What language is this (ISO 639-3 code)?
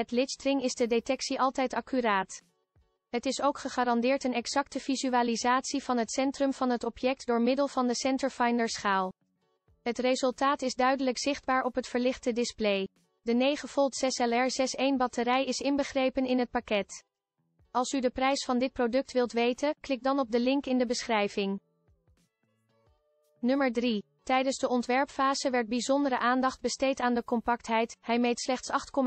nld